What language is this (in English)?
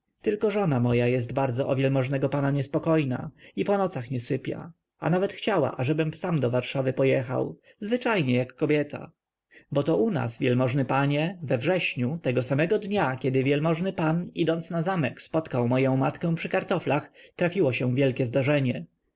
Polish